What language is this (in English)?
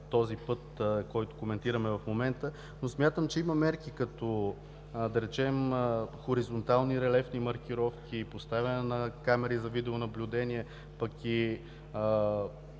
Bulgarian